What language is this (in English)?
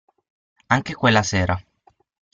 Italian